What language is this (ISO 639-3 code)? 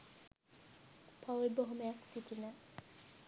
sin